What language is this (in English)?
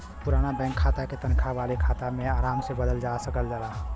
Bhojpuri